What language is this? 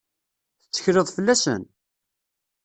Kabyle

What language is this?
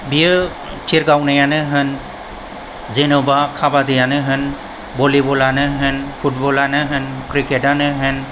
Bodo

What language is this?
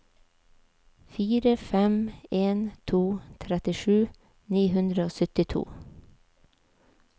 Norwegian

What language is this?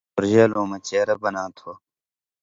Indus Kohistani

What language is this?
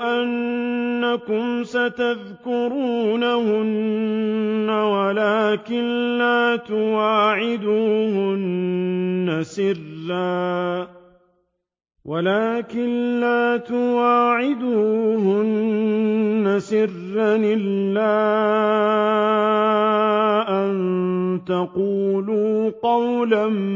Arabic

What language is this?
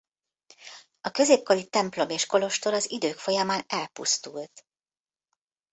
Hungarian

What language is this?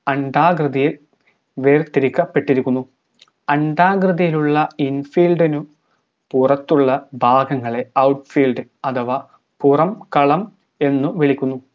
Malayalam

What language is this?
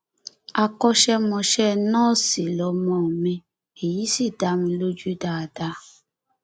Yoruba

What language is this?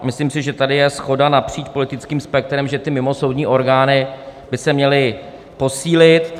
Czech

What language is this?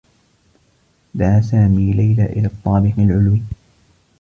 Arabic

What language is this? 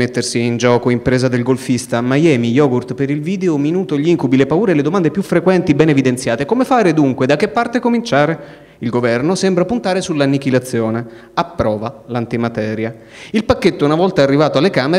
Italian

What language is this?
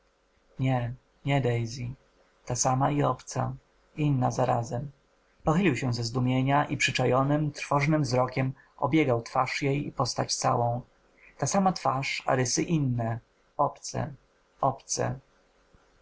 Polish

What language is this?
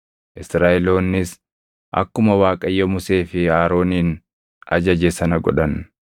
Oromo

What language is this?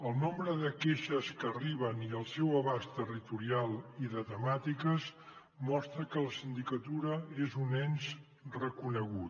Catalan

